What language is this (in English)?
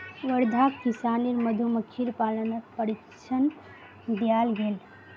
Magahi